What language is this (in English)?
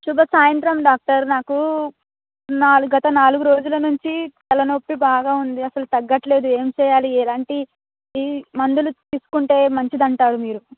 Telugu